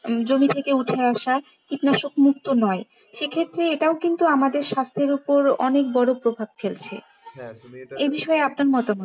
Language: Bangla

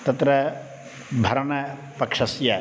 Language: Sanskrit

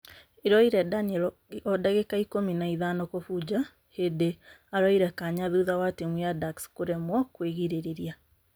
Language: Kikuyu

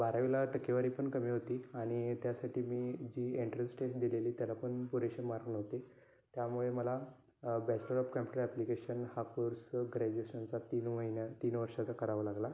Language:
Marathi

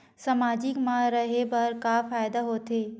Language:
Chhattisgarhi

